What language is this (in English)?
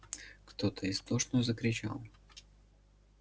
Russian